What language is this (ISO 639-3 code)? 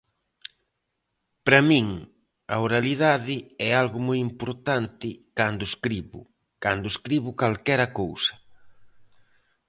glg